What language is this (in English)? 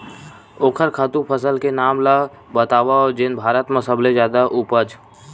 Chhattisgarhi